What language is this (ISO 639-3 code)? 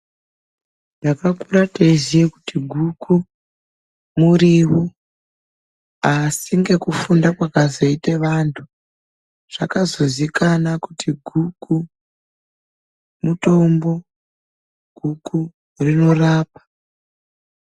ndc